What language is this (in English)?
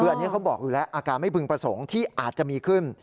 Thai